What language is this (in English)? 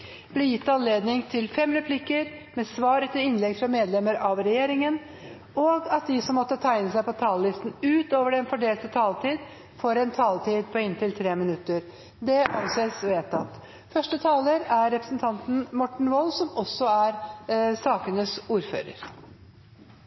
Norwegian